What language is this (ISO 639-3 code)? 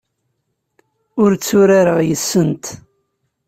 kab